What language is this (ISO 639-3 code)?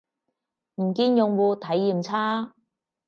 yue